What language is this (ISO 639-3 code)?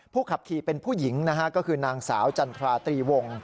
tha